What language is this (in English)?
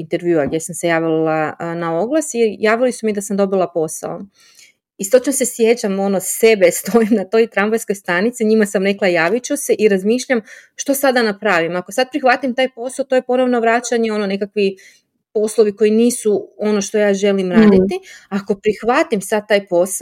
Croatian